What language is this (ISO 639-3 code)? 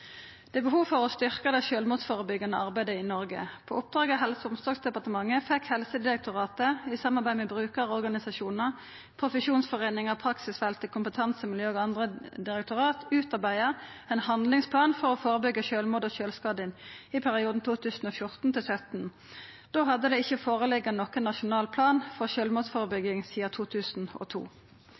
nno